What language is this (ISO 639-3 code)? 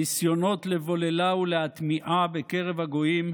heb